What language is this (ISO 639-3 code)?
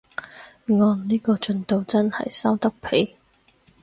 yue